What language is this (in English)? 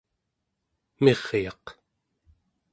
Central Yupik